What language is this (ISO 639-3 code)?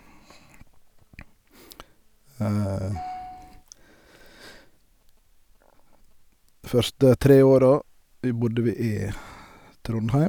nor